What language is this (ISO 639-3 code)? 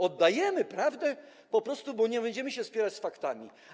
pol